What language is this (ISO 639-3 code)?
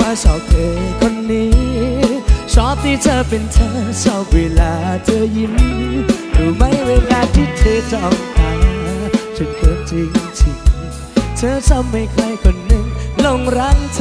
tha